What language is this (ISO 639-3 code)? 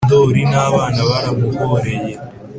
kin